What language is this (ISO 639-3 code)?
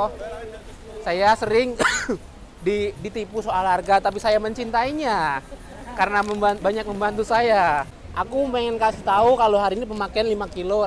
ind